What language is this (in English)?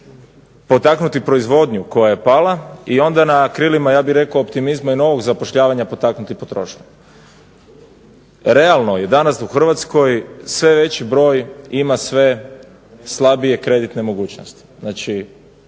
Croatian